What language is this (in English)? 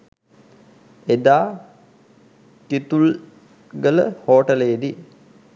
Sinhala